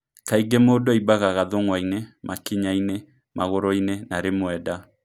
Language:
Kikuyu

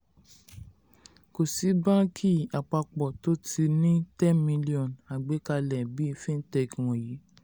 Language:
Yoruba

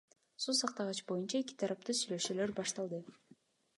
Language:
Kyrgyz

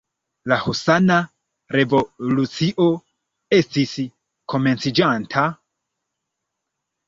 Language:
Esperanto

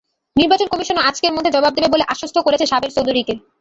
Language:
Bangla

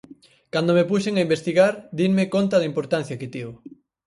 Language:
Galician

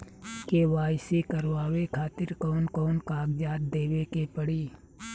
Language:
Bhojpuri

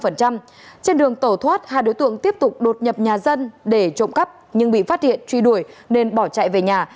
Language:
Vietnamese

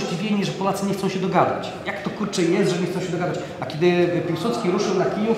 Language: Polish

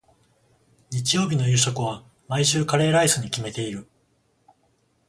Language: Japanese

